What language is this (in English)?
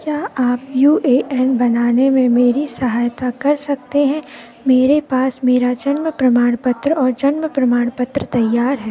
Hindi